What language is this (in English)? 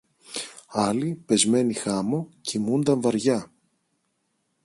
Greek